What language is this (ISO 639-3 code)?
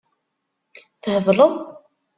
kab